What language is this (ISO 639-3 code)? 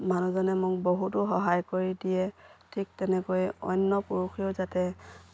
asm